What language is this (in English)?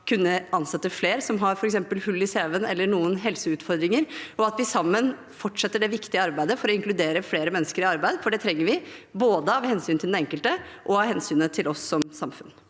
Norwegian